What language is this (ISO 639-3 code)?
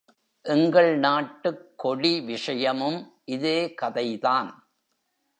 tam